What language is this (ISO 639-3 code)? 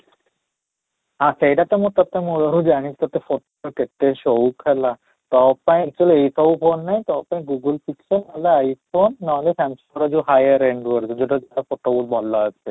ori